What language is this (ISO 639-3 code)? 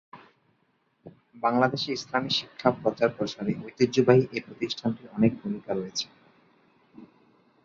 ben